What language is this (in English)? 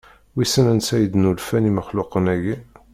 Kabyle